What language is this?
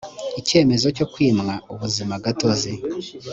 Kinyarwanda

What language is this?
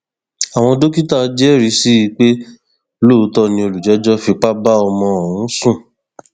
Yoruba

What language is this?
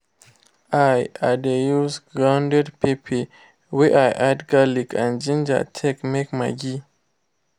Nigerian Pidgin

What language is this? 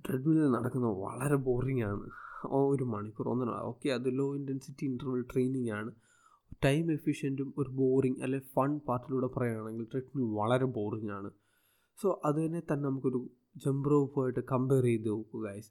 Malayalam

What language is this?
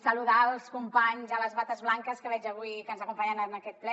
Catalan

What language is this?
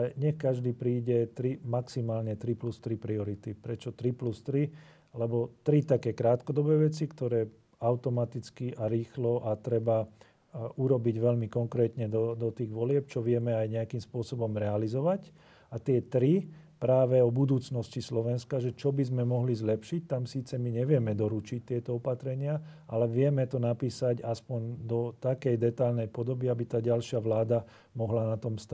Slovak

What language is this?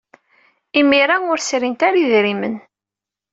Kabyle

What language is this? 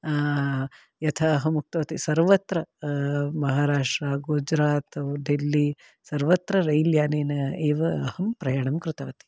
Sanskrit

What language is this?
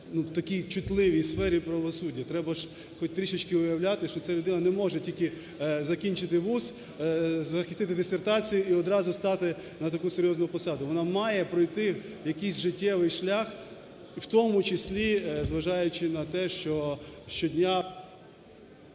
Ukrainian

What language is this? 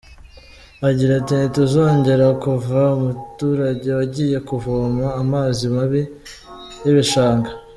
Kinyarwanda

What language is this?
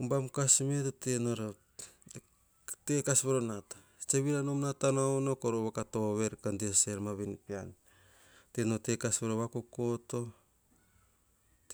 Hahon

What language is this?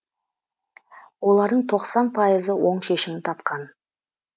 Kazakh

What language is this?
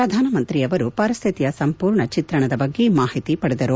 Kannada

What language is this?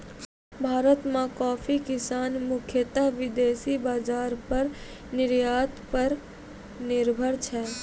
Maithili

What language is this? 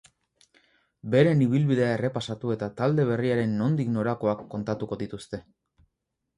Basque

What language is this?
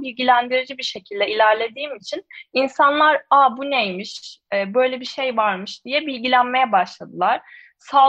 Turkish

